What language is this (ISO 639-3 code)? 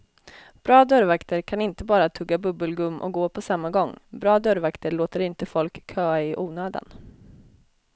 swe